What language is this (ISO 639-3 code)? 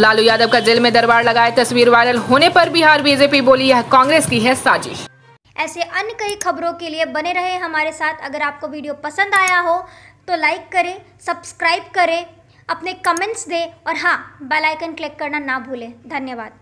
hin